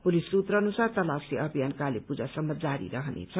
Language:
Nepali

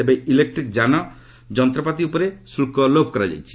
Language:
Odia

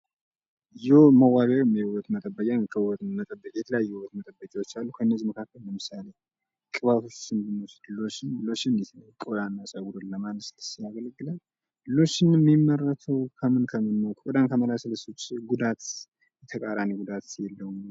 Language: Amharic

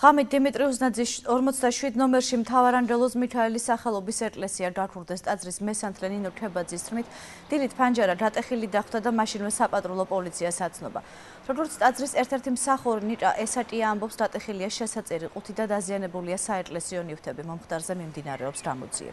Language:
Hebrew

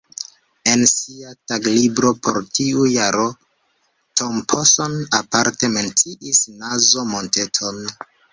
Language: Esperanto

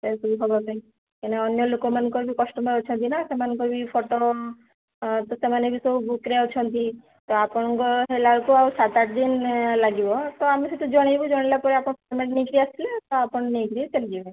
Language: Odia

